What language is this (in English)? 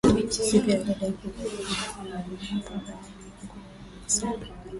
Swahili